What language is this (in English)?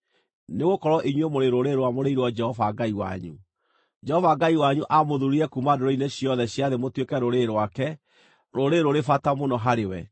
Kikuyu